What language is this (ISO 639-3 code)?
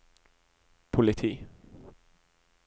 nor